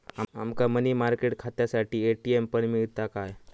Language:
Marathi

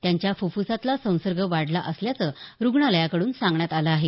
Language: Marathi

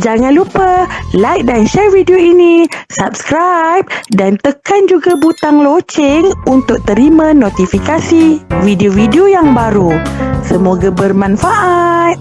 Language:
Malay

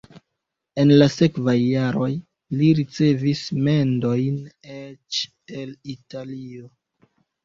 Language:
Esperanto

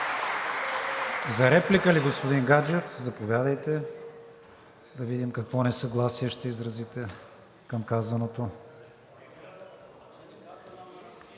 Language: Bulgarian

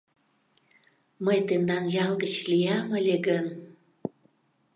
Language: Mari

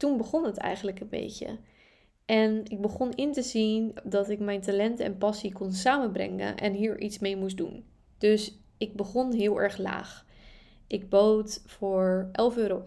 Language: Dutch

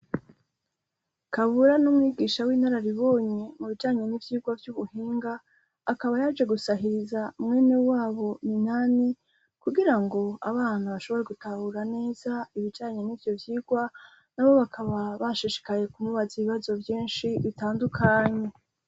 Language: Rundi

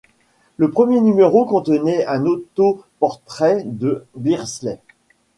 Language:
French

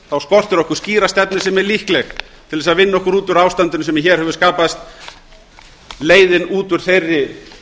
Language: Icelandic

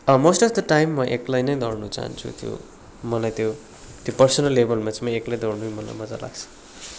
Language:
Nepali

